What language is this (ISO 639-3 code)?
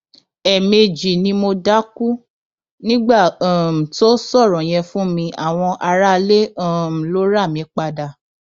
yor